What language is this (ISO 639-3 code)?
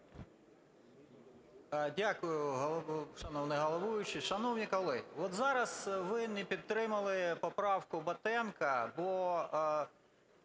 ukr